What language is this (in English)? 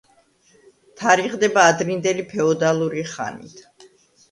Georgian